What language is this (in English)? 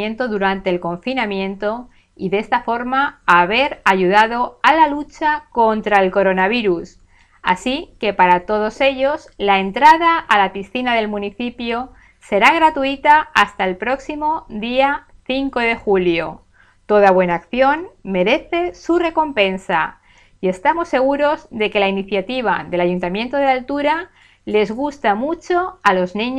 Spanish